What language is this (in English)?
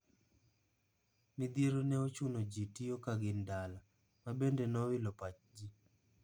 Luo (Kenya and Tanzania)